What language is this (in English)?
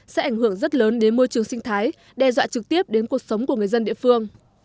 Vietnamese